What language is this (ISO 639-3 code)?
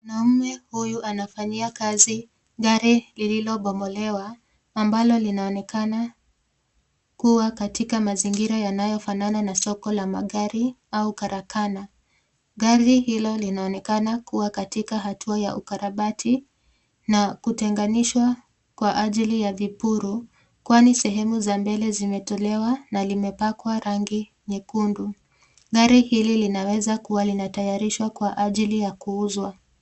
swa